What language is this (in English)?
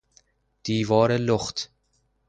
Persian